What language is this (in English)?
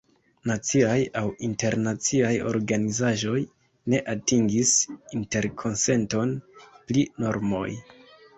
Esperanto